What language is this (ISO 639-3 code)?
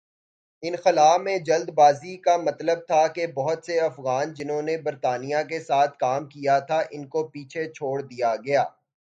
urd